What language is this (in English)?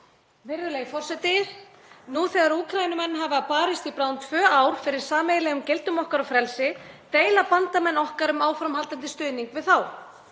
Icelandic